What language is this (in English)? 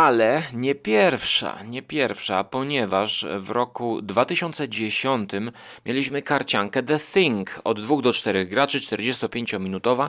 Polish